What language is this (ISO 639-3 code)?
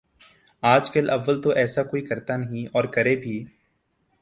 urd